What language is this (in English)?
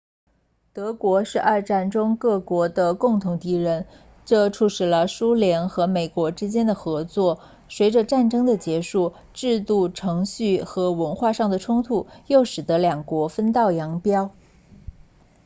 Chinese